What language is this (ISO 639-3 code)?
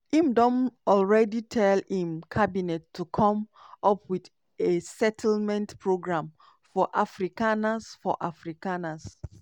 pcm